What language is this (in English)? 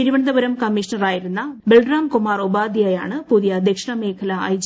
Malayalam